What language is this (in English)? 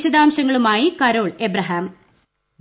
Malayalam